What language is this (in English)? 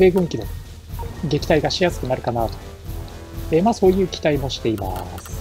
Japanese